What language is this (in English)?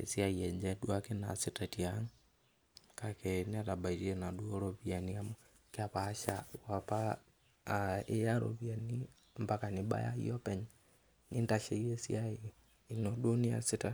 Masai